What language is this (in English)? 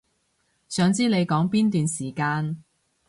Cantonese